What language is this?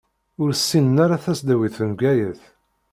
Kabyle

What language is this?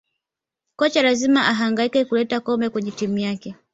Swahili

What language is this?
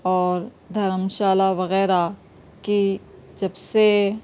Urdu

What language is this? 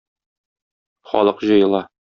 Tatar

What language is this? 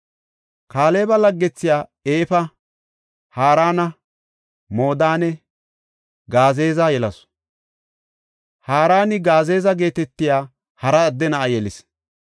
Gofa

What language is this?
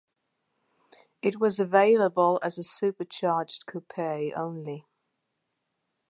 English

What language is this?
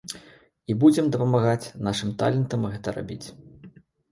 Belarusian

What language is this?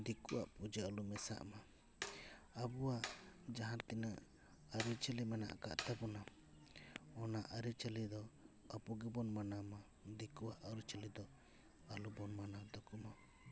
Santali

